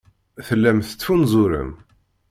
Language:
Kabyle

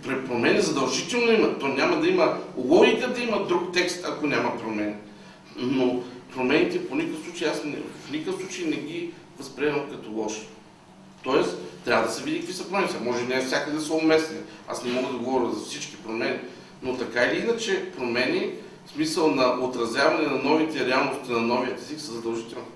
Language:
Bulgarian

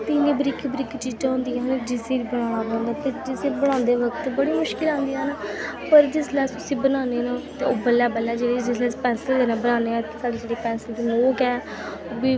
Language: Dogri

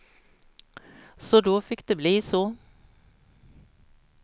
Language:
Swedish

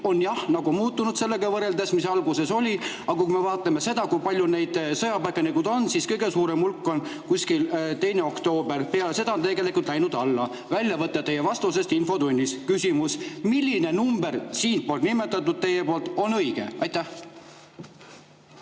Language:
Estonian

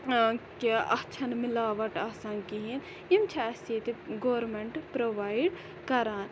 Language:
Kashmiri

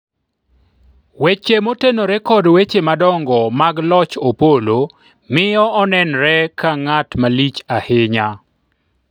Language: Luo (Kenya and Tanzania)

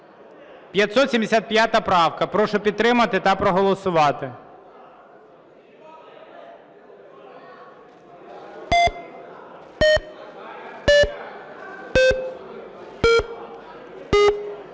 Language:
Ukrainian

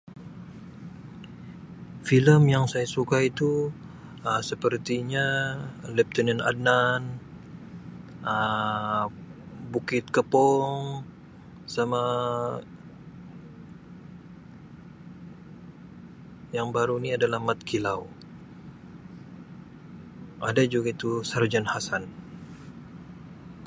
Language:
Sabah Malay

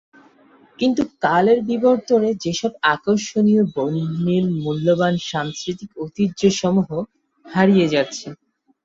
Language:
Bangla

